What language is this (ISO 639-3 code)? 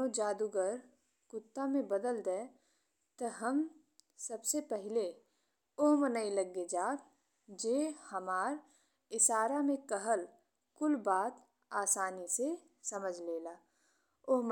bho